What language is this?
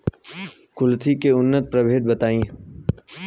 Bhojpuri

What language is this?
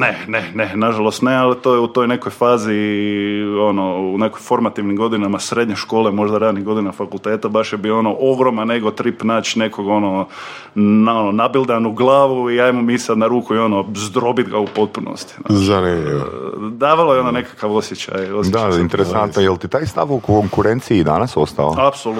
Croatian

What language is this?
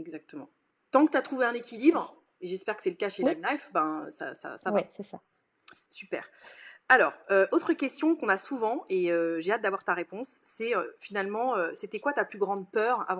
French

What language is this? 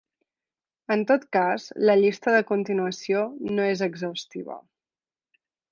Catalan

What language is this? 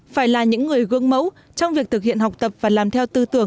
Vietnamese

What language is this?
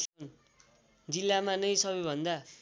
Nepali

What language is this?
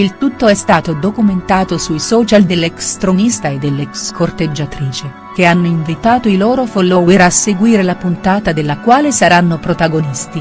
Italian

